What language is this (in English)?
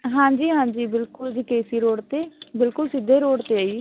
Punjabi